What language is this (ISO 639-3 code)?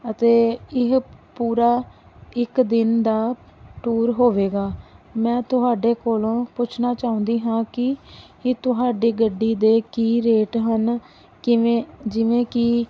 pan